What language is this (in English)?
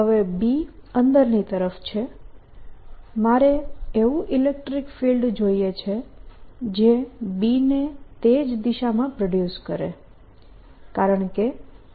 Gujarati